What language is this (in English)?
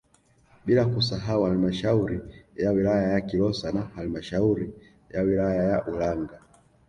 Swahili